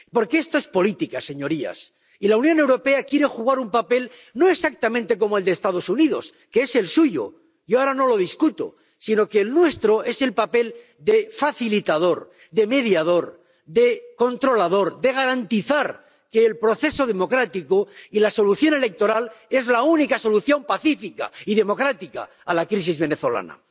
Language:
Spanish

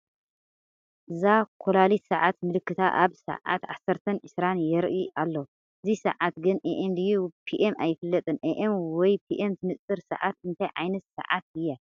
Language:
Tigrinya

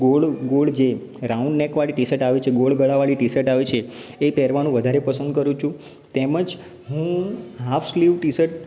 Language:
Gujarati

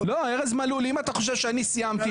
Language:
Hebrew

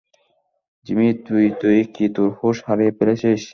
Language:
Bangla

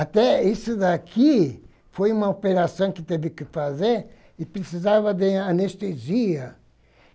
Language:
Portuguese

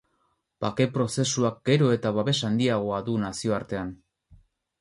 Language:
Basque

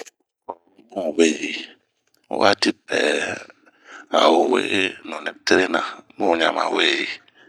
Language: Bomu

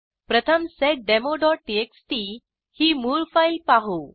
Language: Marathi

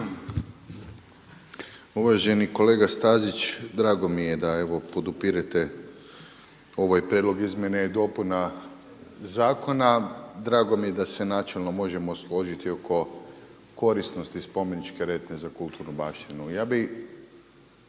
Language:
Croatian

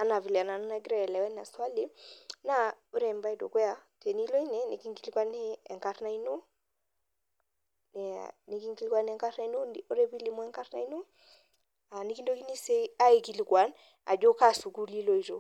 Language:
Masai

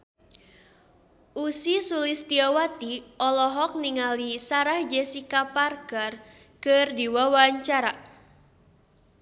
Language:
Sundanese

